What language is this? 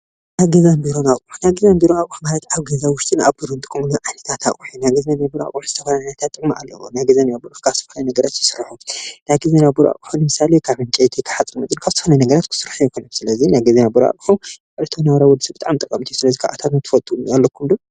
Tigrinya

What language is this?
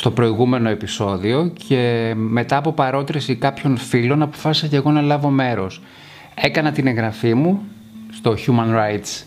Greek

